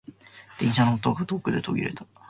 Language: Japanese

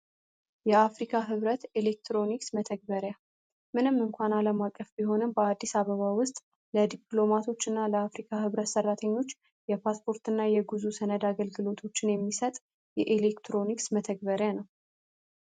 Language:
Amharic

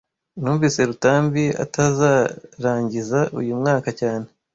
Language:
Kinyarwanda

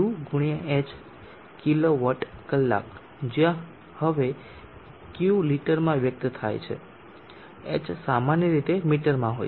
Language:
Gujarati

